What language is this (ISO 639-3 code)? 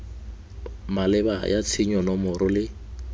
tsn